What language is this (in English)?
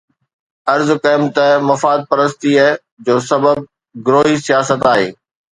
Sindhi